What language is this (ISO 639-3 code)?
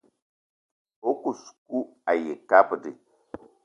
eto